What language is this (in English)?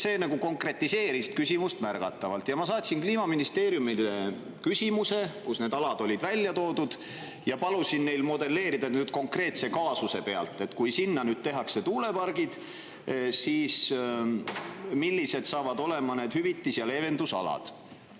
Estonian